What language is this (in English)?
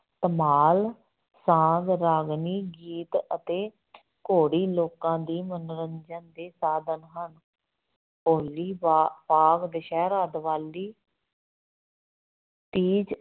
Punjabi